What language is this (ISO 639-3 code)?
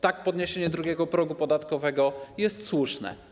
pol